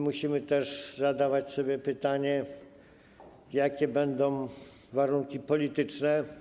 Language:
Polish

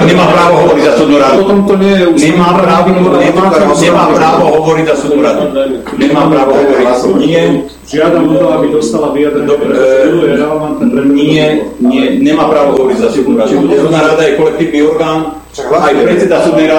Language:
Slovak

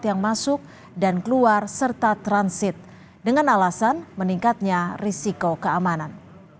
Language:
Indonesian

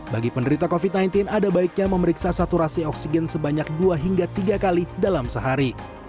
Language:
Indonesian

